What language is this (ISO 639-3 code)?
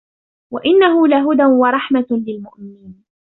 ara